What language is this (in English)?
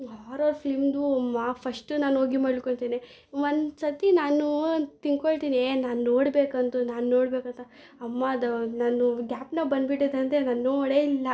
Kannada